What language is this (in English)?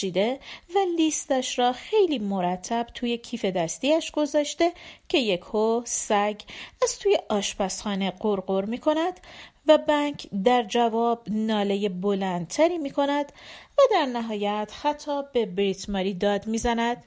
Persian